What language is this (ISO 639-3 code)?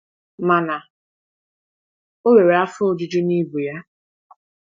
ibo